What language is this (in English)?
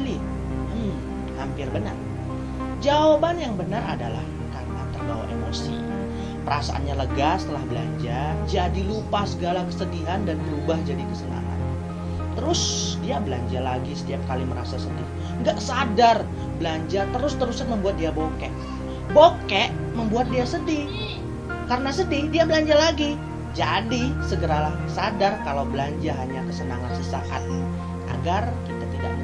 Indonesian